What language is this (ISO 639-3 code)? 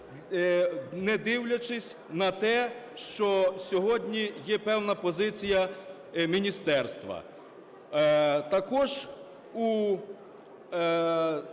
ukr